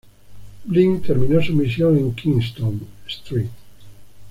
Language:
Spanish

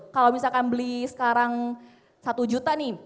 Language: Indonesian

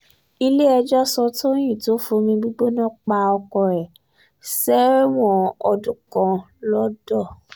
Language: Yoruba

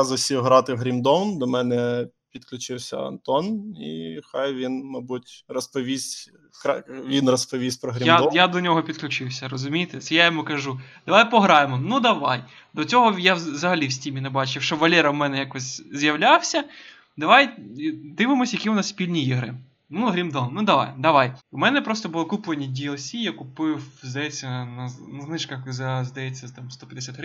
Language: Ukrainian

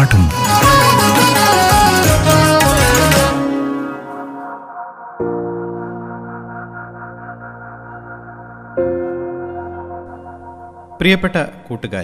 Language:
Malayalam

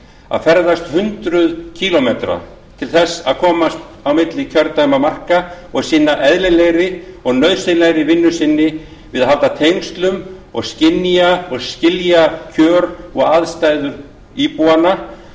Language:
Icelandic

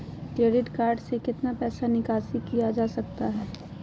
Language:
Magahi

